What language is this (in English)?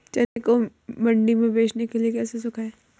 Hindi